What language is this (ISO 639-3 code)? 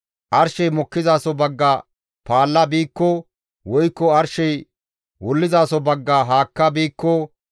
gmv